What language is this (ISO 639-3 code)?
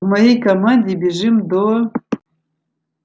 rus